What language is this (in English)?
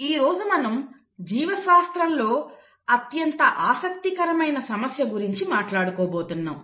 Telugu